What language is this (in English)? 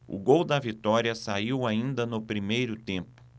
Portuguese